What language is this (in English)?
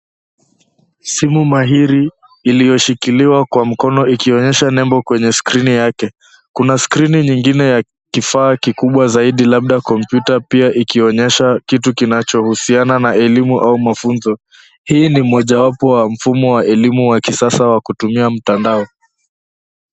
Swahili